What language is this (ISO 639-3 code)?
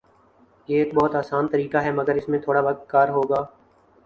urd